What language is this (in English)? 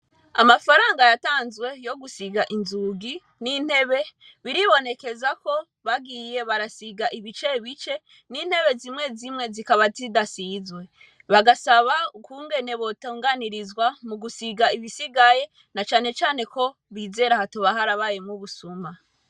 Rundi